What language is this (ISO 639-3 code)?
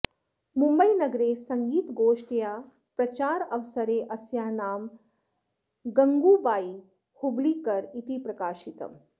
san